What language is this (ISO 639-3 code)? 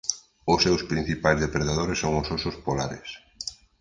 glg